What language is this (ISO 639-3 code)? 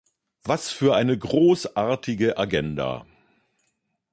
deu